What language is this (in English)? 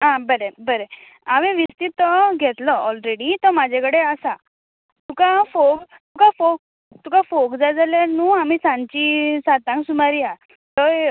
Konkani